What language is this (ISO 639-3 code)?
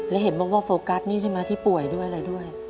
tha